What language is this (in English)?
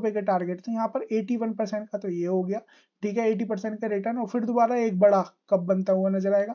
Hindi